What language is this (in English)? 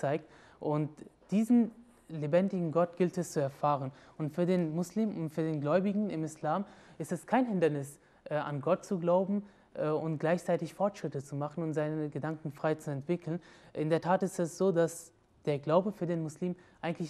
German